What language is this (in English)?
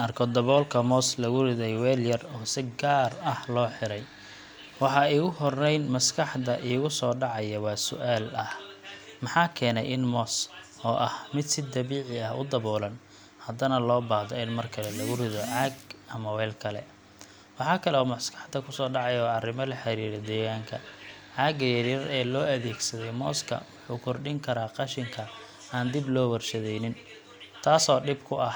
Somali